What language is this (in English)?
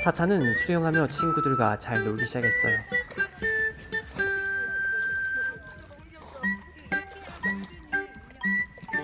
Korean